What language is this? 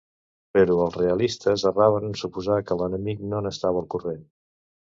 Catalan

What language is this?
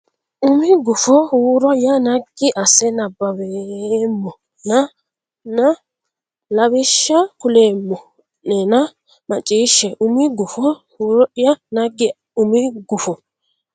Sidamo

